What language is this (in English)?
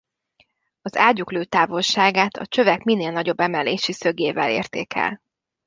Hungarian